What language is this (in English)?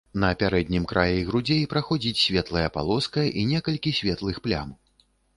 Belarusian